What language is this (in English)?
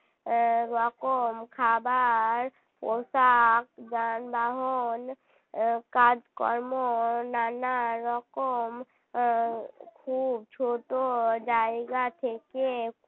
Bangla